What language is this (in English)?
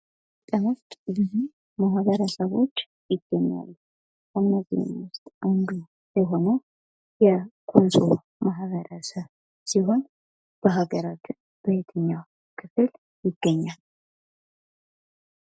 Amharic